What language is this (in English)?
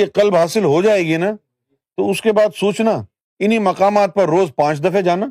Urdu